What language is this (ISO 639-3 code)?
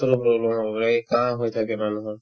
asm